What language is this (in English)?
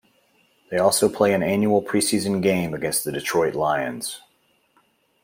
English